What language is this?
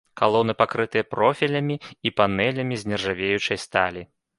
Belarusian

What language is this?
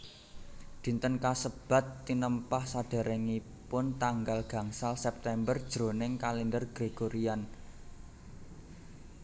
Javanese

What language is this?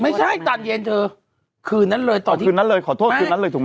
Thai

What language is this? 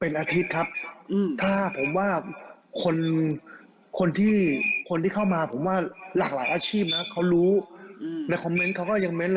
Thai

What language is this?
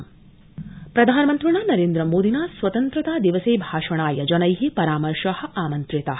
Sanskrit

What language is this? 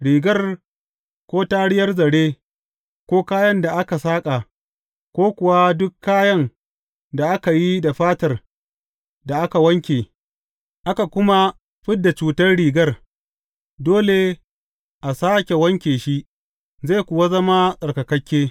Hausa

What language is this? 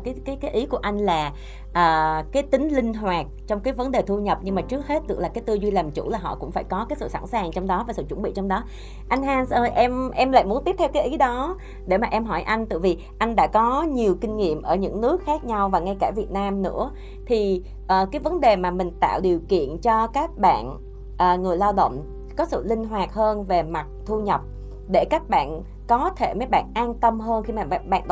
Vietnamese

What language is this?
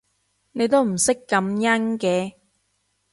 Cantonese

